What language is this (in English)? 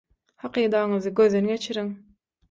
Turkmen